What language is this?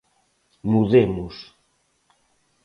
Galician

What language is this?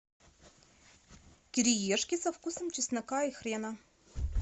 Russian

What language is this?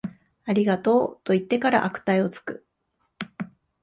Japanese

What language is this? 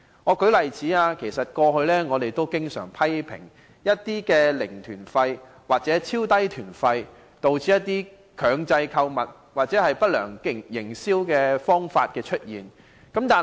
Cantonese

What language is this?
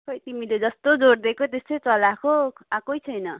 Nepali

